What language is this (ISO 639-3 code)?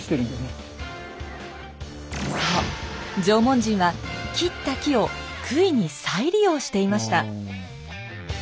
jpn